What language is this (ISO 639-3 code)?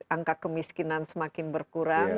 ind